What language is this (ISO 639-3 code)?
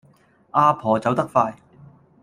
yue